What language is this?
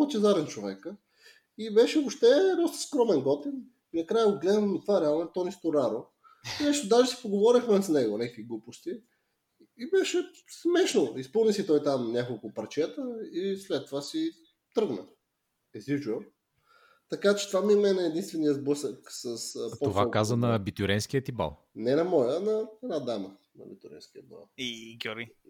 Bulgarian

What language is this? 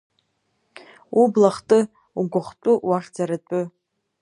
Abkhazian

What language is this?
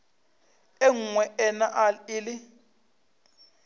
Northern Sotho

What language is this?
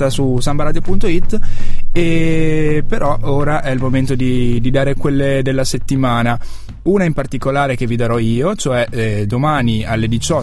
Italian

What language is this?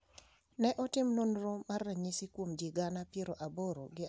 Luo (Kenya and Tanzania)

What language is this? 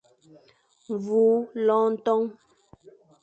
Fang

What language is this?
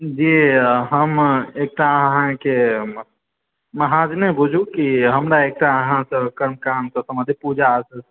Maithili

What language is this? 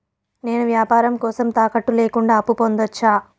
Telugu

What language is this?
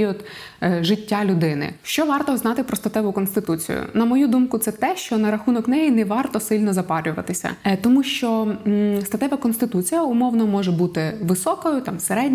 Ukrainian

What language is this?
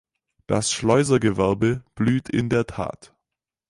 German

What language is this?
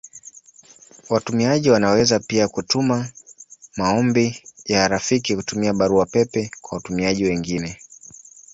Swahili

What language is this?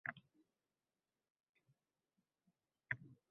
Uzbek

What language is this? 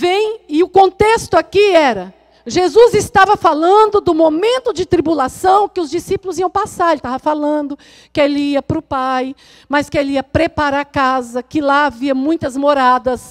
Portuguese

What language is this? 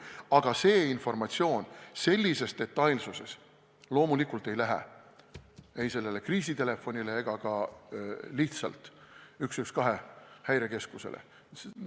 Estonian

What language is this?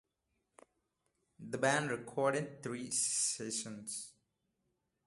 English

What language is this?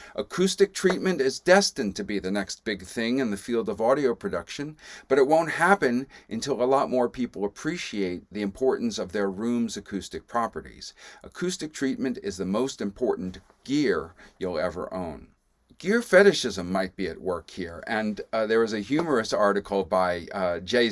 English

